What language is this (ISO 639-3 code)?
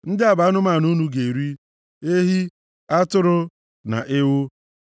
ibo